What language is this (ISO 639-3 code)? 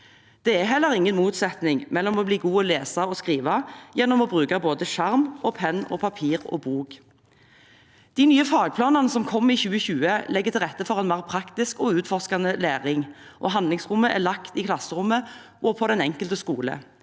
nor